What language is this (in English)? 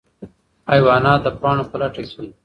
Pashto